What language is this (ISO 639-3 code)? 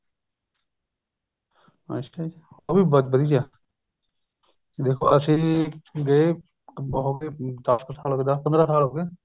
pan